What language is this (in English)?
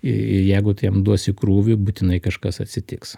Lithuanian